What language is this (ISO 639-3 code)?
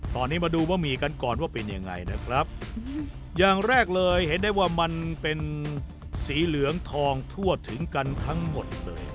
tha